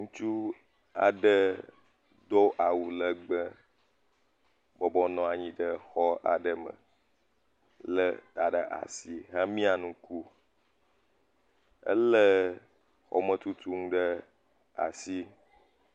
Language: Ewe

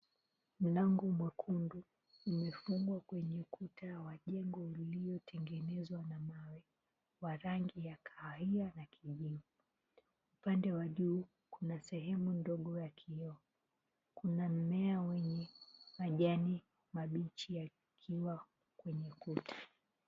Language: Swahili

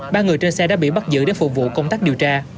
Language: Vietnamese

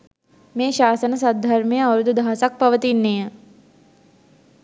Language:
Sinhala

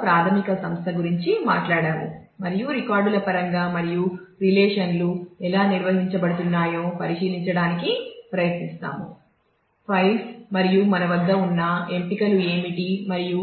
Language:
Telugu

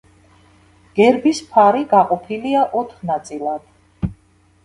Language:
Georgian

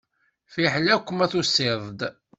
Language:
Kabyle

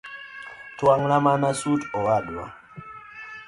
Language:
Luo (Kenya and Tanzania)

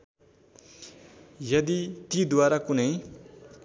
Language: Nepali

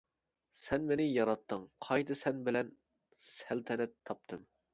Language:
Uyghur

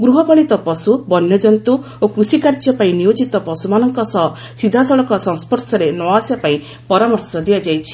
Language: Odia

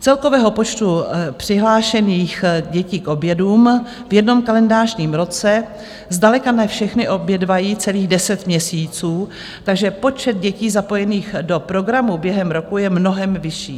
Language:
Czech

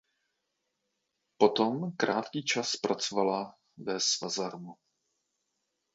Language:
Czech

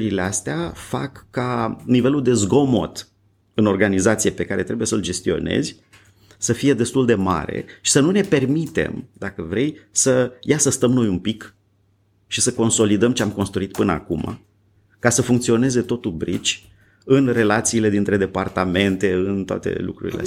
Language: Romanian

